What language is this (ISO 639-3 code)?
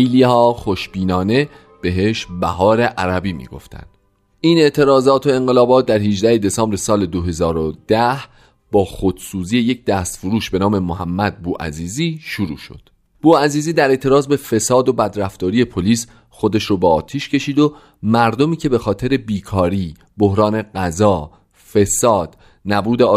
fas